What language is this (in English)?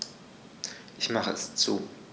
German